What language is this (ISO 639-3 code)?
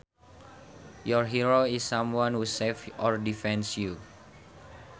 sun